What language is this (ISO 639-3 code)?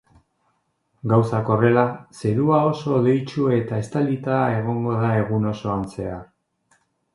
eus